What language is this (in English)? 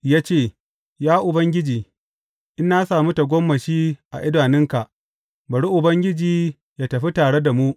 Hausa